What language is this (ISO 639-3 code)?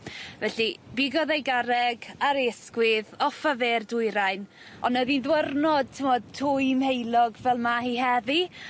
cym